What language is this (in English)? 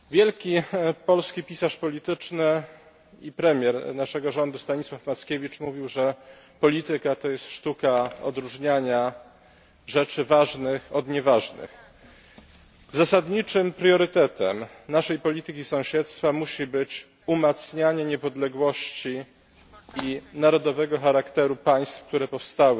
Polish